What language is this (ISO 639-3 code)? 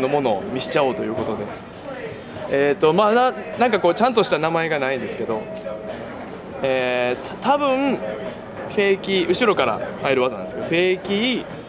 jpn